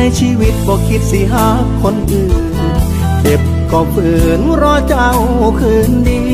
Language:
Thai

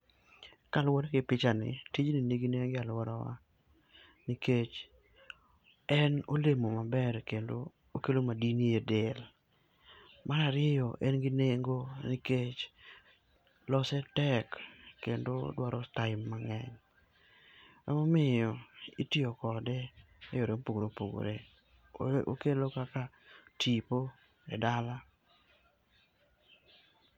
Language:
Luo (Kenya and Tanzania)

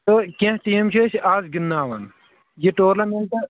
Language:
Kashmiri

